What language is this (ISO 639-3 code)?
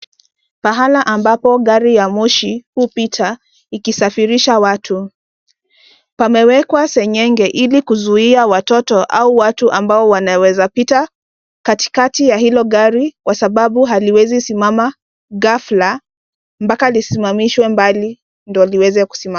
swa